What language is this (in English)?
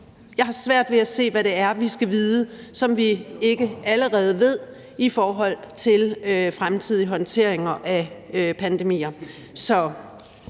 Danish